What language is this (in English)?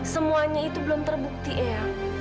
Indonesian